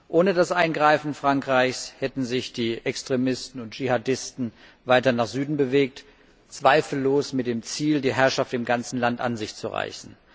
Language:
German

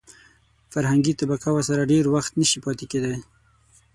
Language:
Pashto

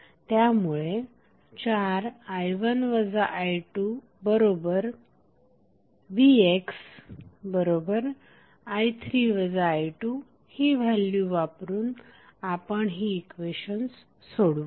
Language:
Marathi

